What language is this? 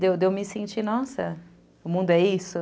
Portuguese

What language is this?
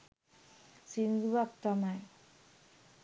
Sinhala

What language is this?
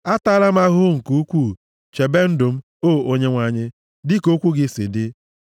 Igbo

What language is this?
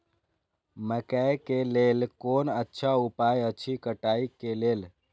Maithili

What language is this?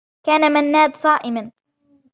Arabic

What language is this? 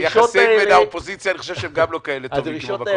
Hebrew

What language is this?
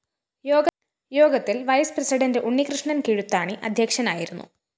Malayalam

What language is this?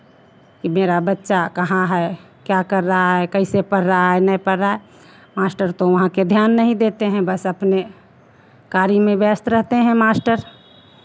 Hindi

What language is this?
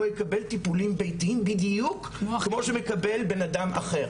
Hebrew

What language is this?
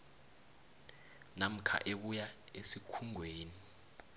South Ndebele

